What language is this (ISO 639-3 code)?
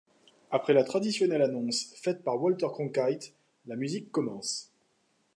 fra